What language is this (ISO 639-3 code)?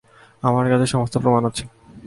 ben